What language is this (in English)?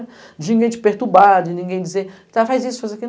Portuguese